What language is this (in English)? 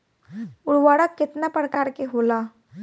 Bhojpuri